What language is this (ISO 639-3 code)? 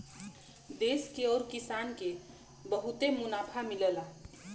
bho